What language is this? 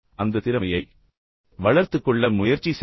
Tamil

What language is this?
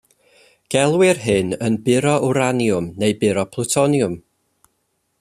Welsh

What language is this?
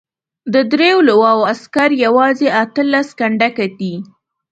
Pashto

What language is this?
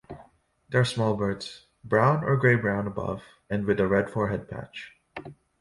English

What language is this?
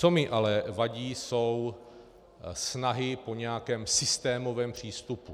Czech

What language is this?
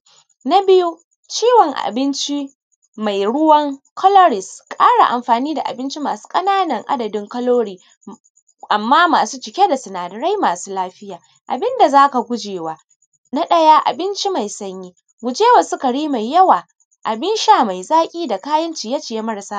Hausa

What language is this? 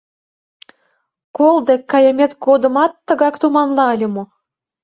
Mari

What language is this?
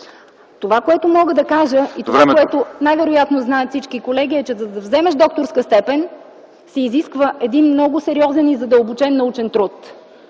Bulgarian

